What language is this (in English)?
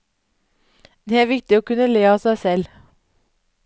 Norwegian